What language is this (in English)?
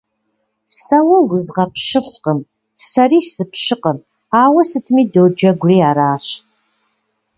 Kabardian